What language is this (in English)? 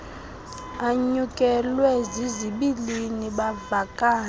Xhosa